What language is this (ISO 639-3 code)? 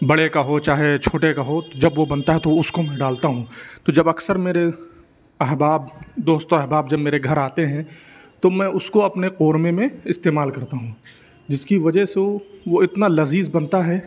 urd